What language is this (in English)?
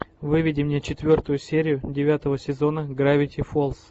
Russian